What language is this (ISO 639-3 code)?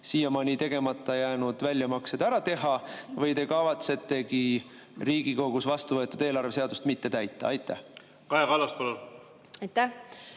est